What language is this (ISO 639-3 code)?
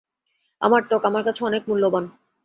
ben